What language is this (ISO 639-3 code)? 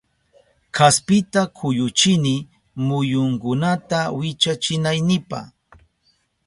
qup